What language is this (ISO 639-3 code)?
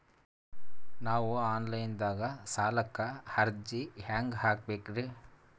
kan